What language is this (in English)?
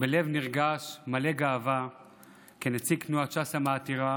Hebrew